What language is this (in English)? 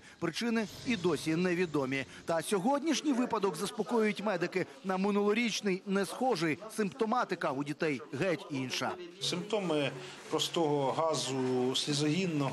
Ukrainian